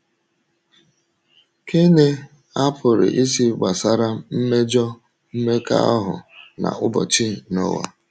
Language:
Igbo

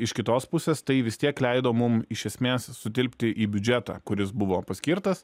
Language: Lithuanian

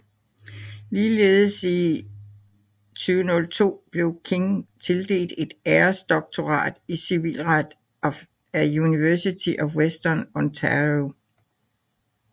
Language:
Danish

